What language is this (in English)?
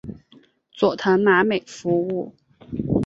Chinese